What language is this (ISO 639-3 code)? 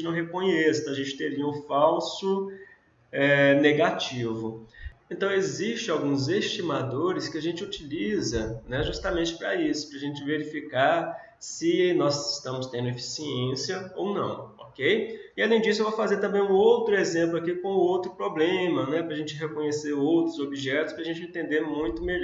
por